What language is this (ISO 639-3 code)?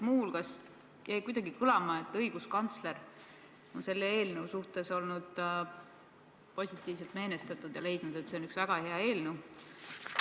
est